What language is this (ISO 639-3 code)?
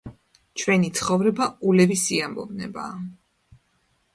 kat